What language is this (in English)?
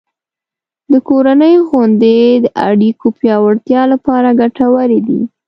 Pashto